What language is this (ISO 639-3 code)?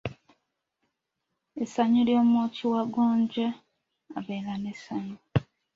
lug